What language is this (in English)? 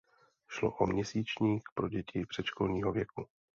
Czech